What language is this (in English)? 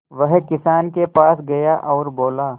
Hindi